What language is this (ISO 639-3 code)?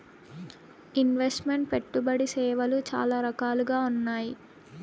tel